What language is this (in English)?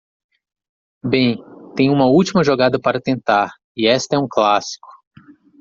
Portuguese